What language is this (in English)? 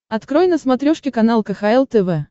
Russian